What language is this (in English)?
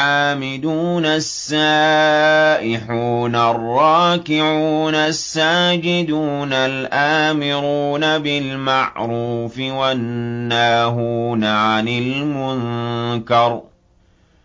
Arabic